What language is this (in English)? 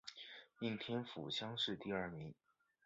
Chinese